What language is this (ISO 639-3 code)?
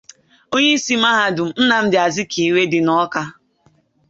ibo